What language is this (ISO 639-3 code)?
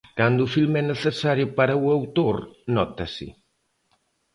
glg